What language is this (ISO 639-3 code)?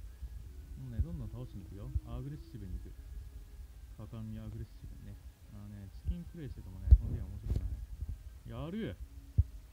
jpn